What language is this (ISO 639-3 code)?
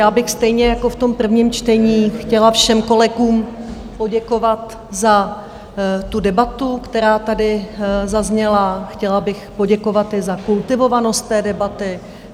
ces